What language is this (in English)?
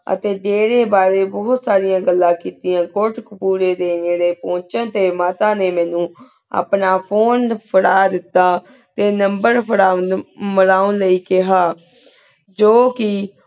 Punjabi